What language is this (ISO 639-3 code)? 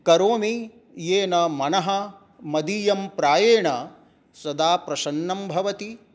san